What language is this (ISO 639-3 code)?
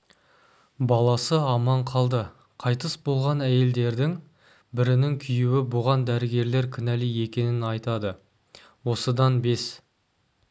kaz